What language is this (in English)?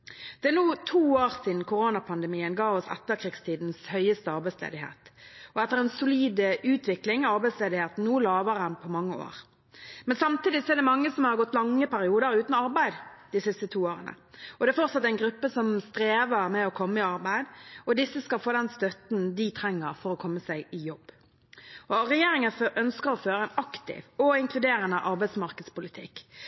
Norwegian Bokmål